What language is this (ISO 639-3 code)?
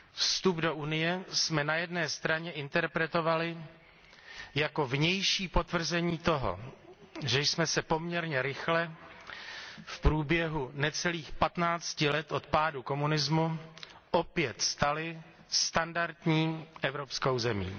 ces